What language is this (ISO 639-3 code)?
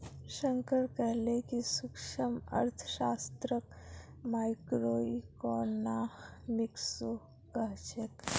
mag